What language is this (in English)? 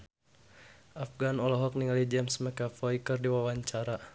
Sundanese